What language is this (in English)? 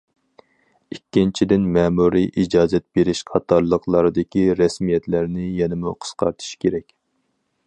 Uyghur